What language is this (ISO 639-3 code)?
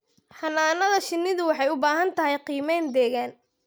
som